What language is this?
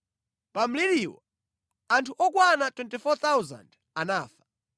Nyanja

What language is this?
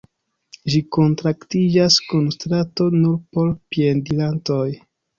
Esperanto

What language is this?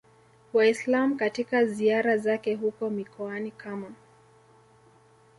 Swahili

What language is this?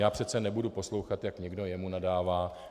Czech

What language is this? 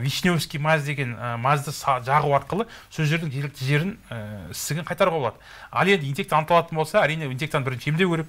Turkish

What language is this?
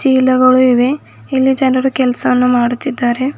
Kannada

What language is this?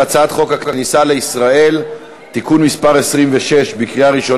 Hebrew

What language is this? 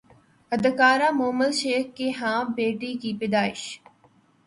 Urdu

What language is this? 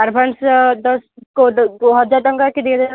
Odia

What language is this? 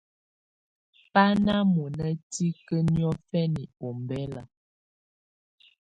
Tunen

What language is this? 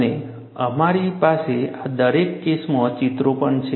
Gujarati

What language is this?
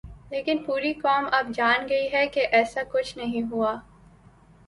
Urdu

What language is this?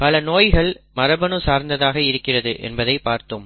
Tamil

